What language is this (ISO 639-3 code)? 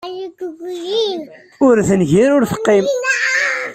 kab